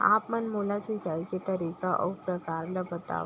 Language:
Chhattisgarhi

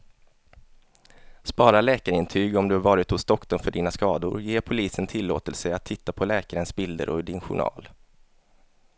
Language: Swedish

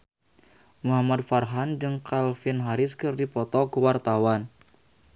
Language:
Sundanese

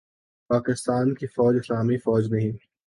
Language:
Urdu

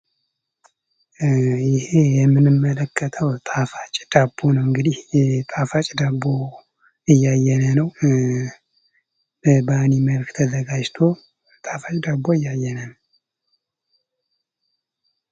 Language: Amharic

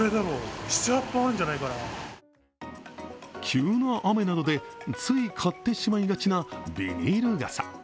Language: Japanese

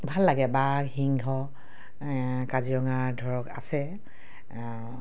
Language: Assamese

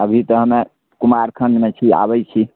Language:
Maithili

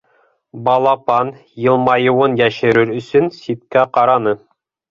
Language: Bashkir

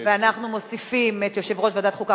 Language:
Hebrew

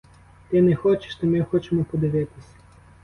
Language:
Ukrainian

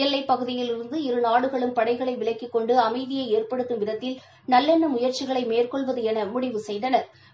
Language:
Tamil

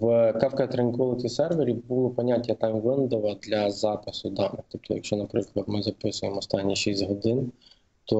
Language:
Ukrainian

